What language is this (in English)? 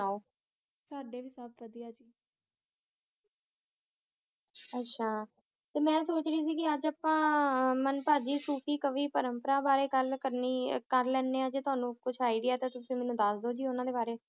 Punjabi